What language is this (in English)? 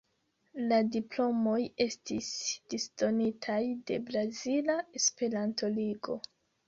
Esperanto